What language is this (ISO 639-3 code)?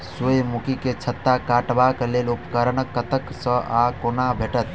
mai